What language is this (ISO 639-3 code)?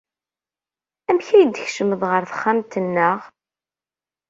kab